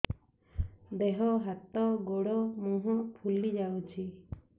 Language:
Odia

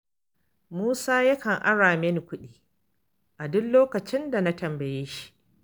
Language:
Hausa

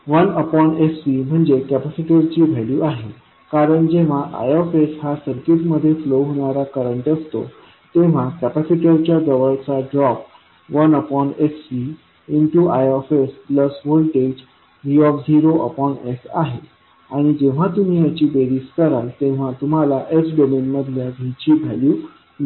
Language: Marathi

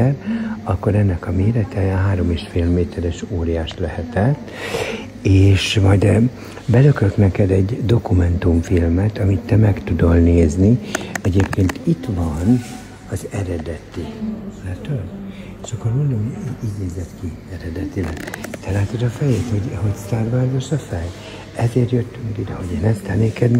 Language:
Hungarian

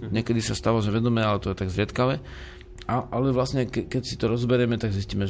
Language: Slovak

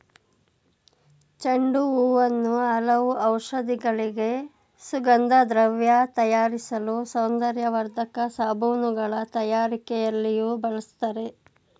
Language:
Kannada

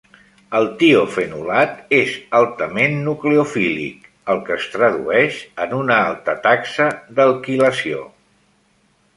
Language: Catalan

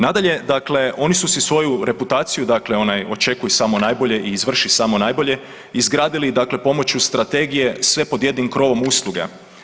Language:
Croatian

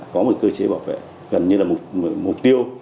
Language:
Vietnamese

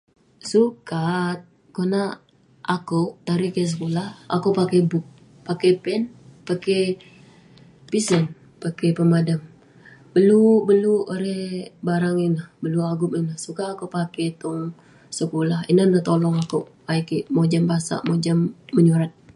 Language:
Western Penan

